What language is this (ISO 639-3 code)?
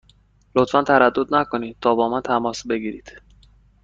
fas